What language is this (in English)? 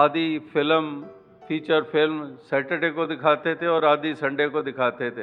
Hindi